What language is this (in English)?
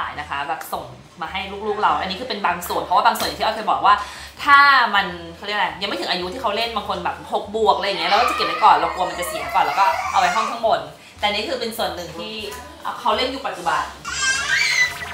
Thai